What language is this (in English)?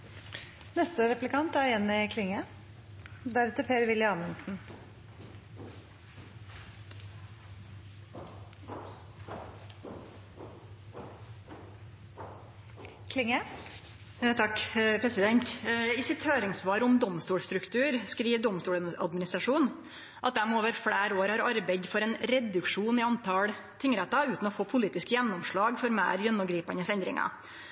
Norwegian Nynorsk